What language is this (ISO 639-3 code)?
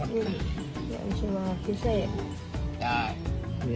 tha